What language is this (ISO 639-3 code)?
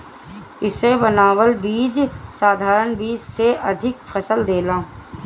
bho